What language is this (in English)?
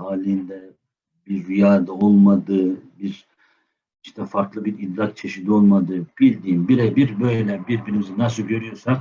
Turkish